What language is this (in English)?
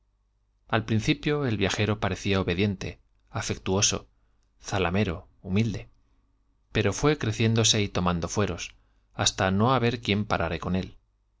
Spanish